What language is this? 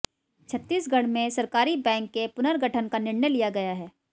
Hindi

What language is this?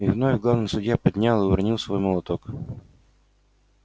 Russian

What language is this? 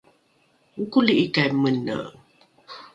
Rukai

